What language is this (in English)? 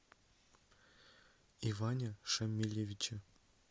Russian